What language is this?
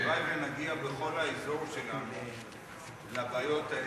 Hebrew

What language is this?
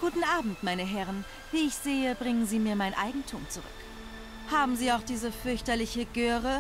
German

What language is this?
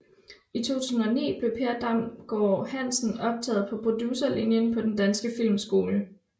Danish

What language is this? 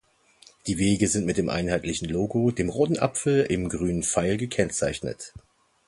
German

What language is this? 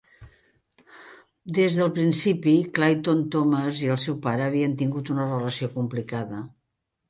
Catalan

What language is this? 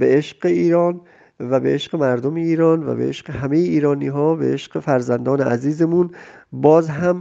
Persian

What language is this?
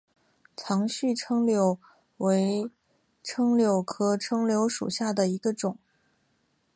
Chinese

